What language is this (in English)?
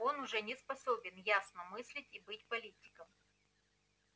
Russian